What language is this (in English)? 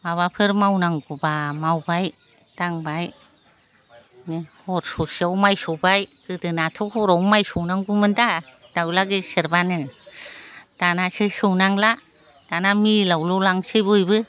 Bodo